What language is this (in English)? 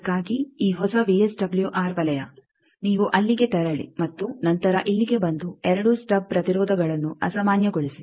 Kannada